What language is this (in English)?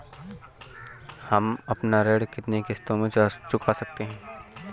Hindi